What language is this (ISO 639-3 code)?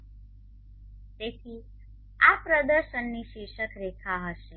guj